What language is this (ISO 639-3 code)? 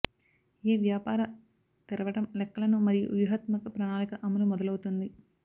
tel